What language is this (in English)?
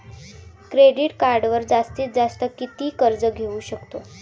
Marathi